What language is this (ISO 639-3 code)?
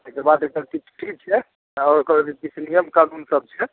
mai